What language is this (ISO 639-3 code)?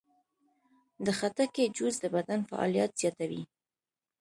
pus